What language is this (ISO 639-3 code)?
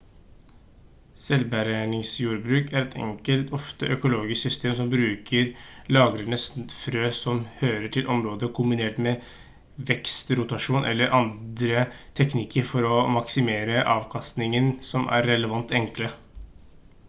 nob